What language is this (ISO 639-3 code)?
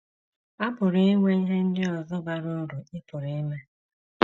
ibo